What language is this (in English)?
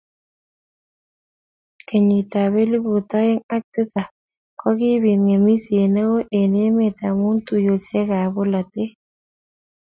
Kalenjin